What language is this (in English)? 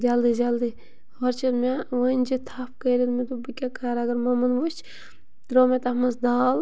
Kashmiri